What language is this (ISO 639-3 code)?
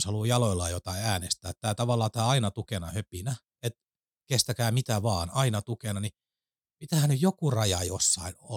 fin